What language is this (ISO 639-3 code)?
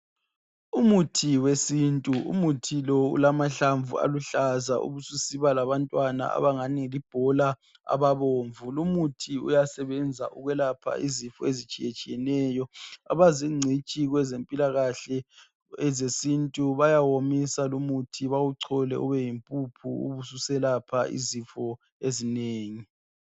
nde